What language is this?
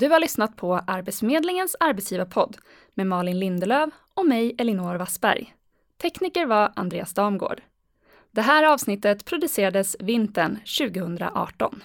Swedish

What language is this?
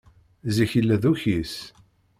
Kabyle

